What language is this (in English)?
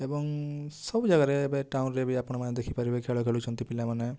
Odia